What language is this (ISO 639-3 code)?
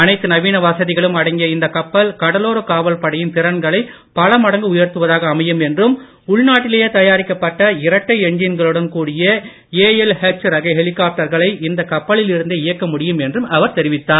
tam